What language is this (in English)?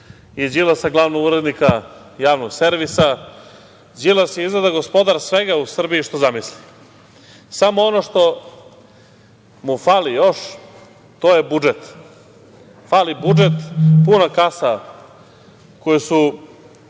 Serbian